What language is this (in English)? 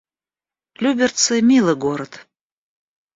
Russian